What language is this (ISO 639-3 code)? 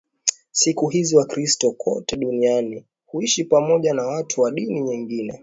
swa